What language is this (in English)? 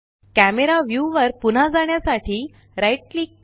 Marathi